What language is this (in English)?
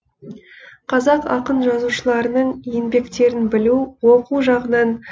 Kazakh